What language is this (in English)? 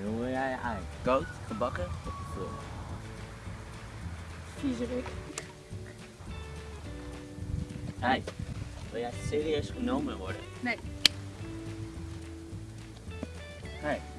Dutch